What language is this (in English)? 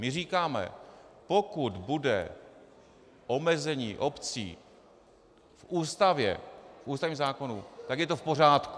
Czech